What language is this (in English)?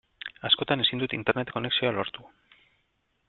Basque